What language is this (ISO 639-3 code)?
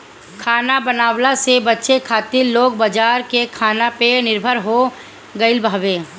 bho